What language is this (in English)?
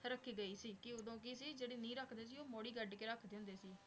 Punjabi